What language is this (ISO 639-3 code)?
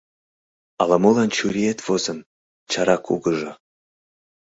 chm